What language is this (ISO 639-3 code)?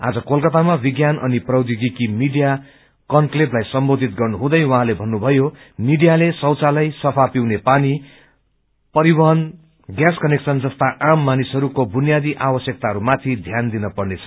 nep